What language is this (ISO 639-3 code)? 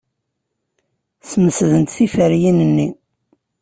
kab